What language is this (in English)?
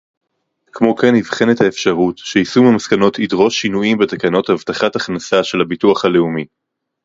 Hebrew